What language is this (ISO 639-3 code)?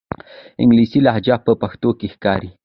pus